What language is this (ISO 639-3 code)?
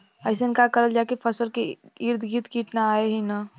bho